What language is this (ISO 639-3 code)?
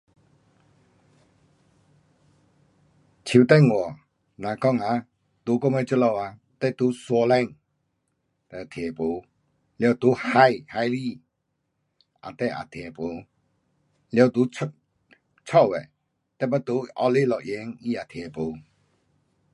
cpx